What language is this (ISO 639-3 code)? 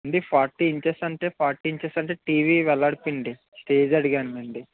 tel